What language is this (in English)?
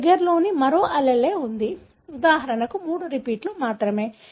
Telugu